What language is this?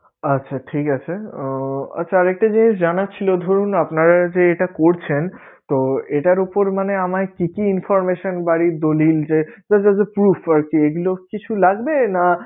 Bangla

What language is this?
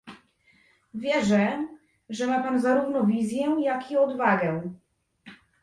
Polish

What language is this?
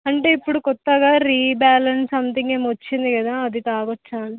Telugu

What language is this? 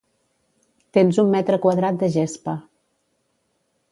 Catalan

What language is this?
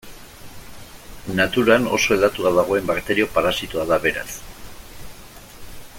Basque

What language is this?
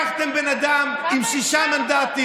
Hebrew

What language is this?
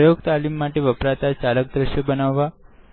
Gujarati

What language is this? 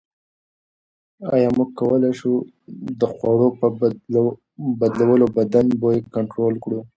Pashto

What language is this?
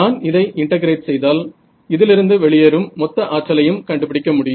Tamil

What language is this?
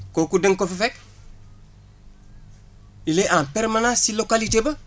Wolof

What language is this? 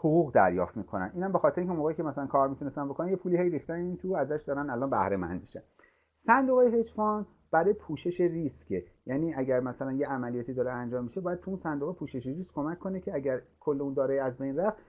Persian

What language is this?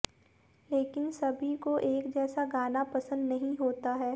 Hindi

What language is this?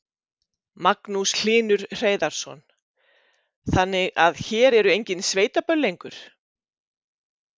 Icelandic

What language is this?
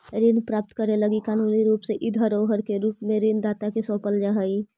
Magahi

